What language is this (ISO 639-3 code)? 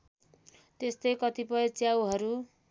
nep